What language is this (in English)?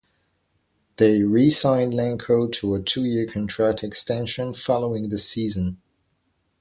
English